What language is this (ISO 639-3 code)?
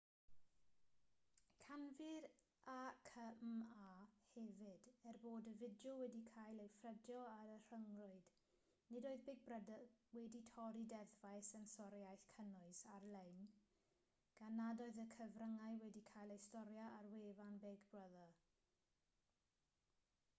cym